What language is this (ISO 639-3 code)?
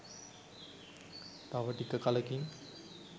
sin